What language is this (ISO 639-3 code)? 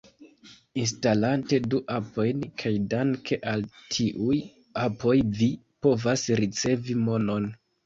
epo